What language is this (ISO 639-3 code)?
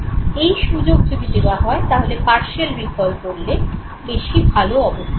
ben